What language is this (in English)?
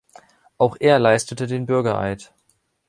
German